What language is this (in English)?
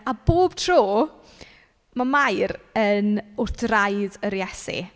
Welsh